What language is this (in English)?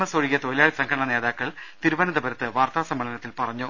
Malayalam